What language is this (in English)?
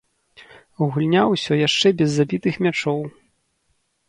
Belarusian